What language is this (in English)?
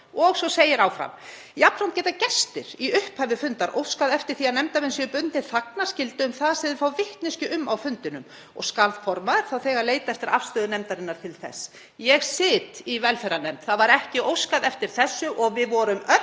Icelandic